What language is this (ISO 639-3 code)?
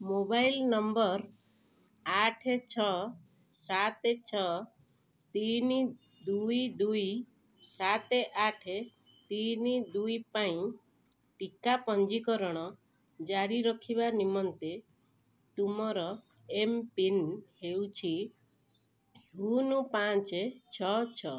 ori